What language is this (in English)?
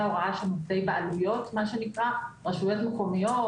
Hebrew